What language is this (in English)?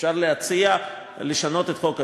Hebrew